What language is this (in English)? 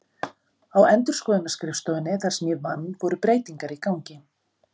Icelandic